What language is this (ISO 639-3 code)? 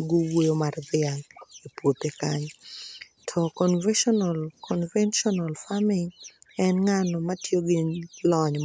luo